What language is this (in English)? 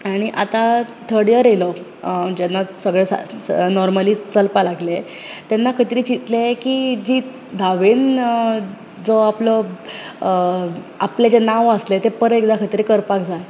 Konkani